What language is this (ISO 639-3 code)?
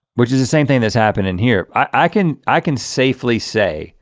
eng